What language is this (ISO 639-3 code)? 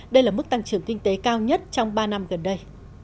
vie